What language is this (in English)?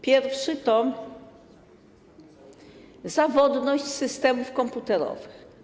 Polish